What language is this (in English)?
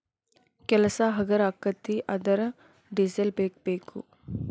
Kannada